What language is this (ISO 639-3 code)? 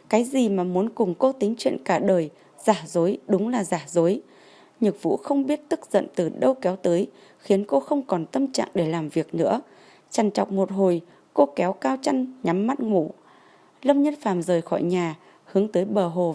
vie